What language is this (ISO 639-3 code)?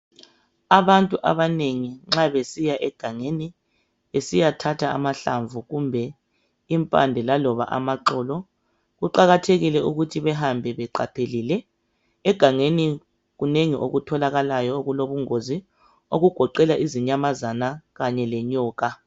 nde